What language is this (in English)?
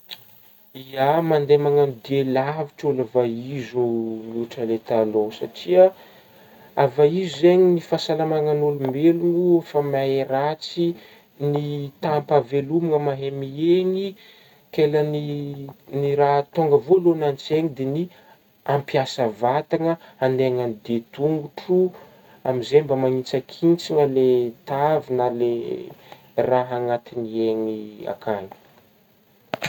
Northern Betsimisaraka Malagasy